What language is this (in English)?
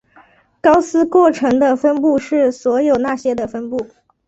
Chinese